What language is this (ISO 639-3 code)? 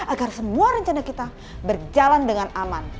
ind